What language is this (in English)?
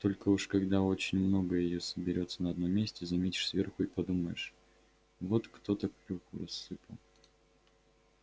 Russian